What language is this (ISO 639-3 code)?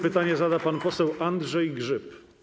pol